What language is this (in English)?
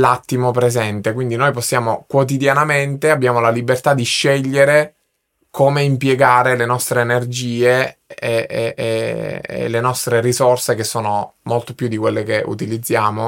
Italian